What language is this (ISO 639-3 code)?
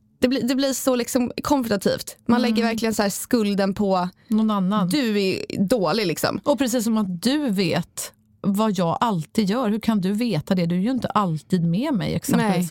swe